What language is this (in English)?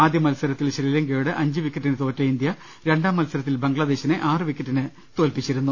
Malayalam